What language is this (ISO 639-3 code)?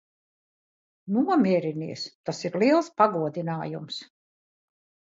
lav